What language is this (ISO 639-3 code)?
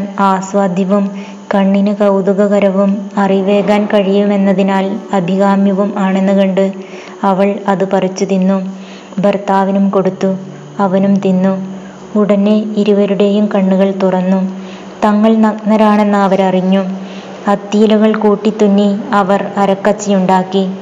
mal